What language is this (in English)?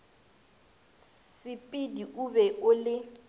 Northern Sotho